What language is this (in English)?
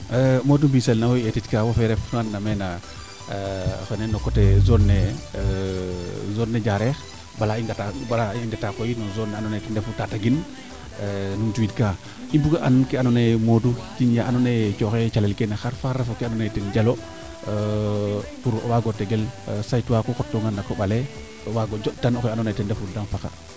Serer